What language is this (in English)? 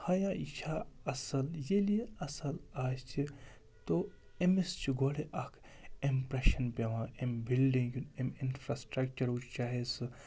Kashmiri